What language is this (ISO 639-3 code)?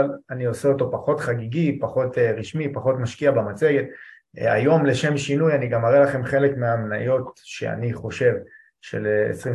heb